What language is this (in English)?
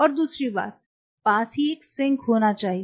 Hindi